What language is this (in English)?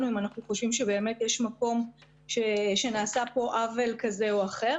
Hebrew